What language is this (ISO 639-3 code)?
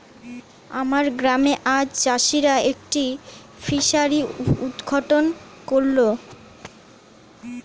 ben